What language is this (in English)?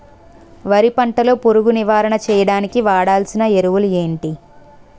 Telugu